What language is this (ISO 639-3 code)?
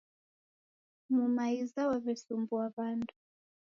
dav